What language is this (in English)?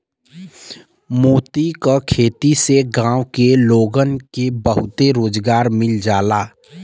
Bhojpuri